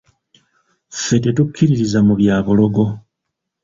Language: Ganda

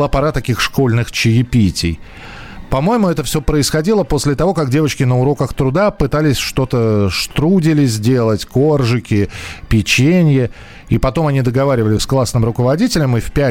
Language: Russian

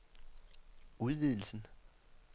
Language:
Danish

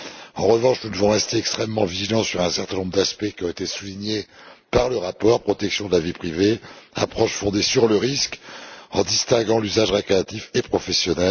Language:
French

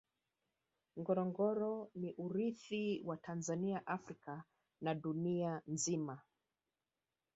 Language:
Swahili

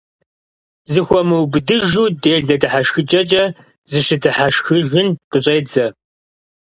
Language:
Kabardian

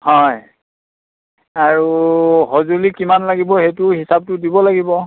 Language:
Assamese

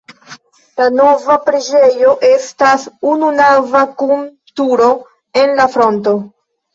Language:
Esperanto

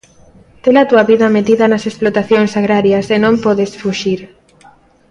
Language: Galician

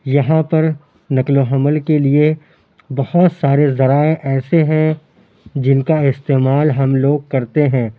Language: Urdu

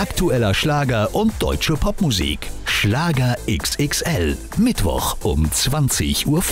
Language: German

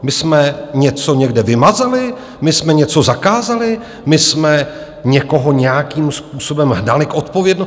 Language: Czech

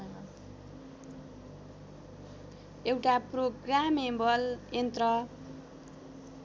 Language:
Nepali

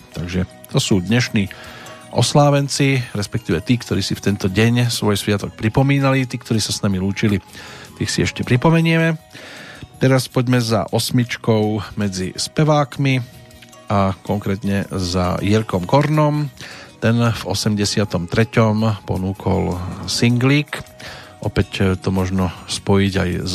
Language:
Slovak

